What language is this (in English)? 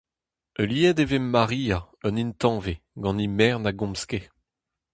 Breton